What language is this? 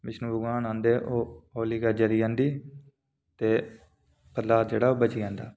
Dogri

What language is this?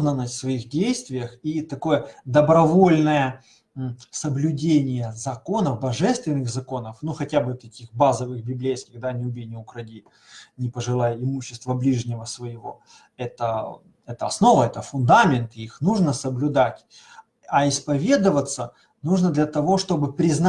Russian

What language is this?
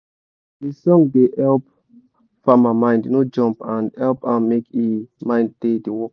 Nigerian Pidgin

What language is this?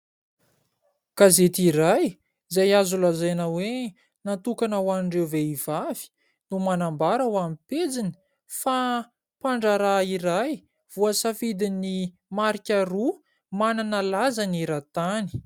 Malagasy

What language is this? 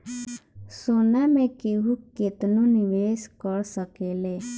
Bhojpuri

